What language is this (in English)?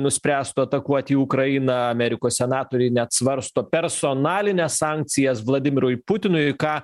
Lithuanian